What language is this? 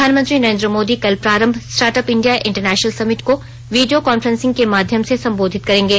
Hindi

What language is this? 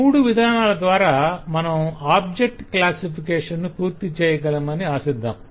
Telugu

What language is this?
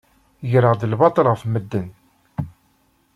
Kabyle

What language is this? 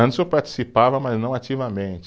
Portuguese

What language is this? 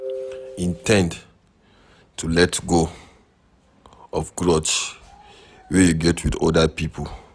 Nigerian Pidgin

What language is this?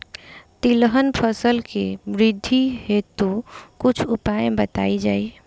Bhojpuri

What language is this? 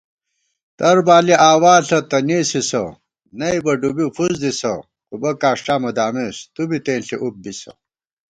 Gawar-Bati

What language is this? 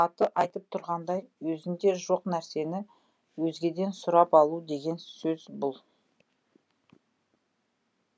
Kazakh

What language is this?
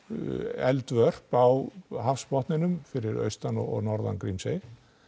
Icelandic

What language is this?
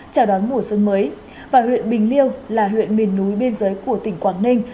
Vietnamese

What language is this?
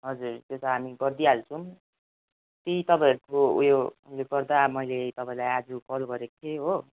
Nepali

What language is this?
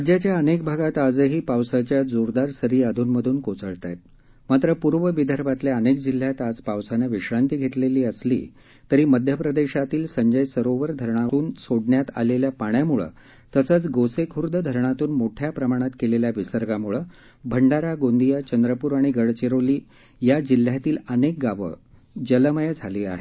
Marathi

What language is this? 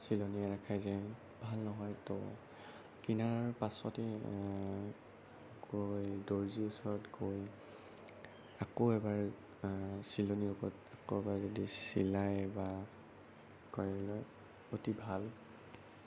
Assamese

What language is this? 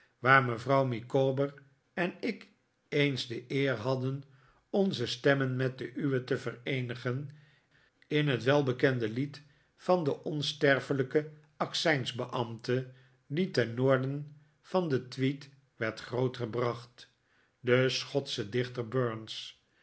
Dutch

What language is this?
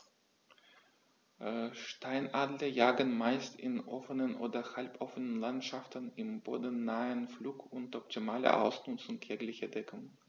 German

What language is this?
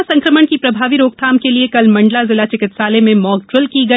Hindi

